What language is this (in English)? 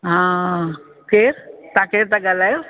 Sindhi